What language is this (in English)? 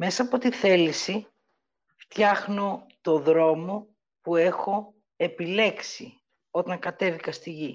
Greek